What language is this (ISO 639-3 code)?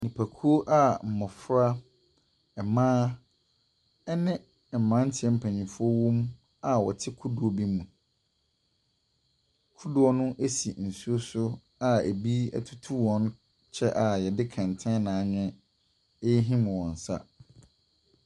aka